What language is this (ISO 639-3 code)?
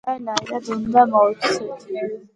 kat